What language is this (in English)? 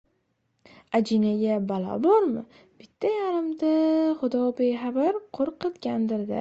Uzbek